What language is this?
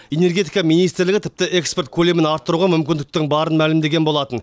Kazakh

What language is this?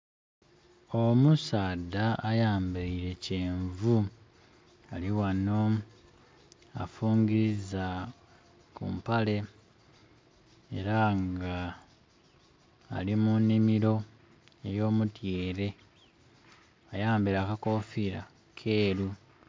Soga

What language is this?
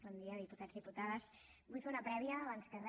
Catalan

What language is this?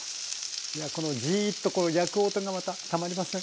Japanese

